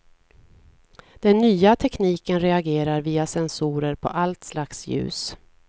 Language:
Swedish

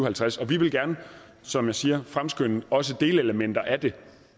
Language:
Danish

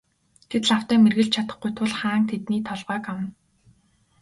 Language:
Mongolian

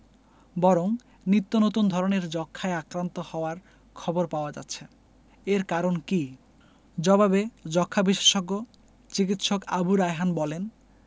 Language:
Bangla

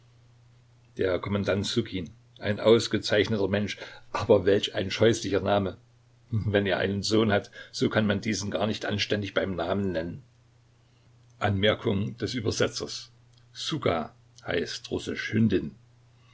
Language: German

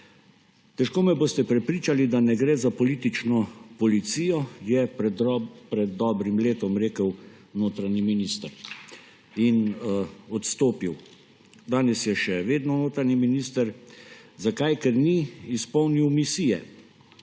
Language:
Slovenian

